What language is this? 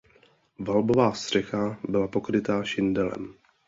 Czech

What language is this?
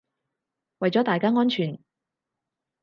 Cantonese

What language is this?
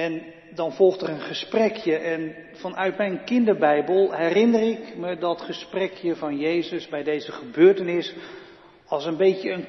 Dutch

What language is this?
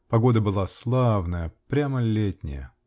Russian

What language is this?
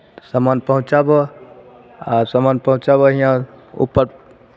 Maithili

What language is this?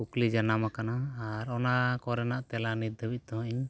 Santali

